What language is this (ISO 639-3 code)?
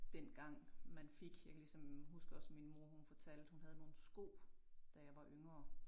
dan